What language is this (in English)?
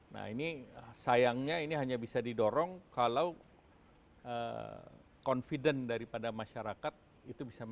Indonesian